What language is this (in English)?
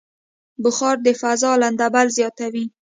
Pashto